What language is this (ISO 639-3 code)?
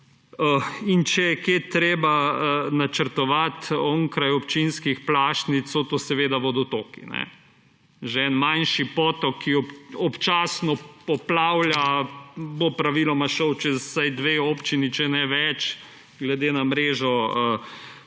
slv